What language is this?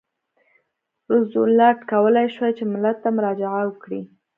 Pashto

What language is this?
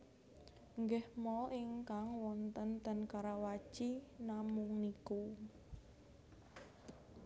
Javanese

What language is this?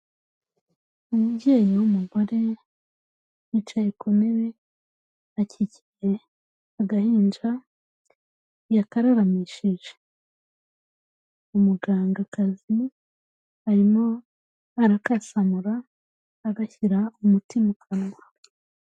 Kinyarwanda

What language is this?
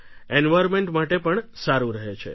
Gujarati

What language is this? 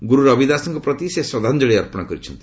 Odia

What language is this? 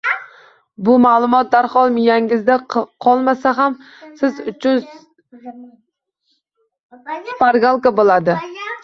Uzbek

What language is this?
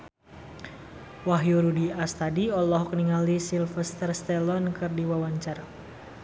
Sundanese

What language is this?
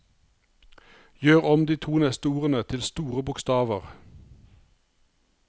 Norwegian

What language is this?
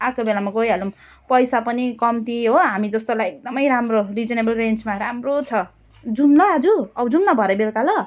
Nepali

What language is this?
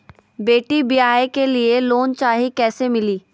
Magahi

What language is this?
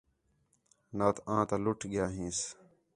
Khetrani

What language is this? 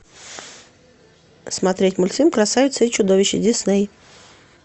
Russian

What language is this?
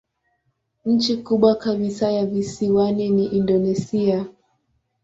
Swahili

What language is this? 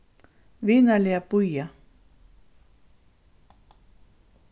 Faroese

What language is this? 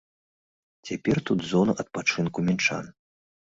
Belarusian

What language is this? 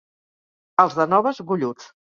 Catalan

